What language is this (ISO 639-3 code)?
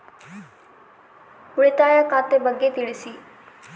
kan